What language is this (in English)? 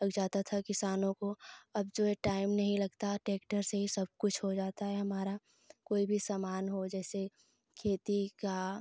Hindi